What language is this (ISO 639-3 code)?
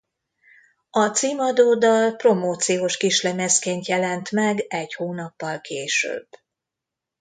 hun